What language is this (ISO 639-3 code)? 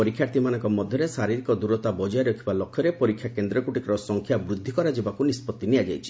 ori